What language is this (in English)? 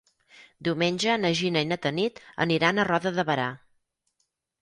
Catalan